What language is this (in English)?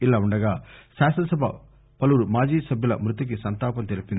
Telugu